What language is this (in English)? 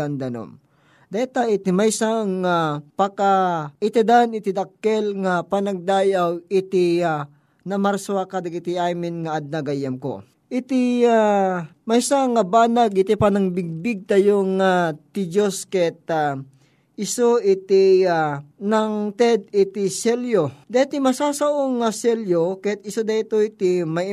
Filipino